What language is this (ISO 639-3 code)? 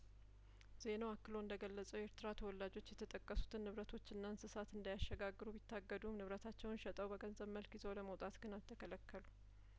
amh